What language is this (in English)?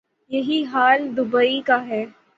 Urdu